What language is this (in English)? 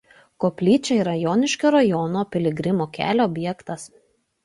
Lithuanian